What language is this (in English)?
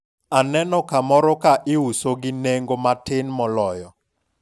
Luo (Kenya and Tanzania)